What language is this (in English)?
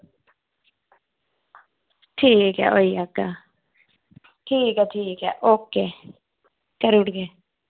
Dogri